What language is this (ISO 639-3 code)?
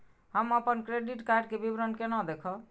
mai